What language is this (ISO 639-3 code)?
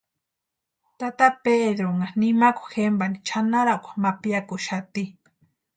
pua